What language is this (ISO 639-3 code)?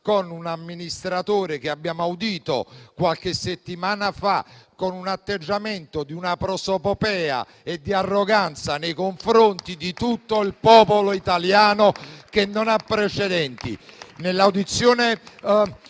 ita